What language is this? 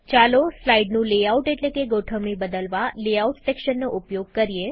Gujarati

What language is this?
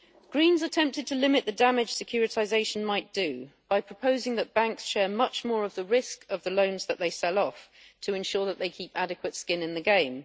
English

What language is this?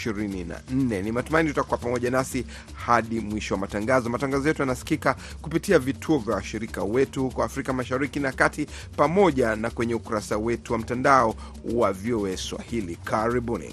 Swahili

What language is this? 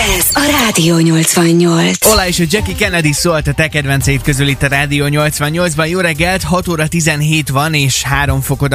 Hungarian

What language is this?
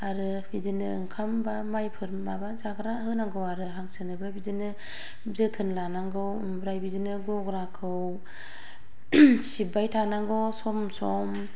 Bodo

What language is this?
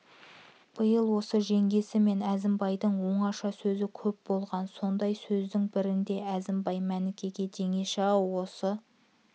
Kazakh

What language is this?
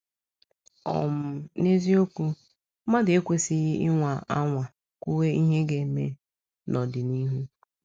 Igbo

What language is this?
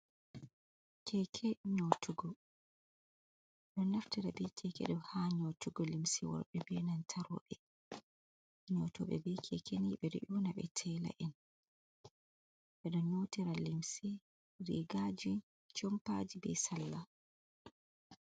Fula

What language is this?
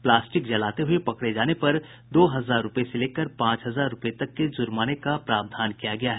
Hindi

